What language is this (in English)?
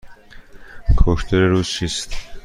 Persian